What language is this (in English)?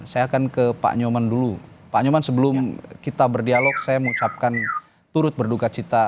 Indonesian